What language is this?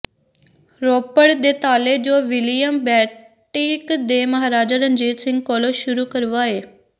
Punjabi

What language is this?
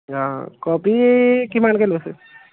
Assamese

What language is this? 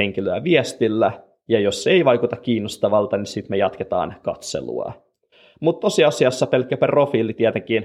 Finnish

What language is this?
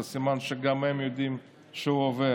Hebrew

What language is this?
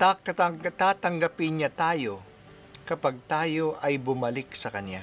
Filipino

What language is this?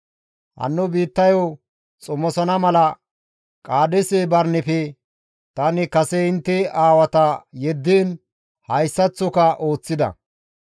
Gamo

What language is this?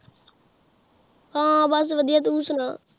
Punjabi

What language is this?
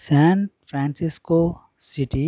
Telugu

